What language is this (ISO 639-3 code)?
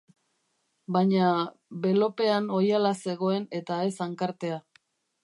eus